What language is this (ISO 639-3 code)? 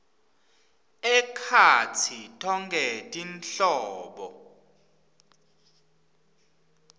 ssw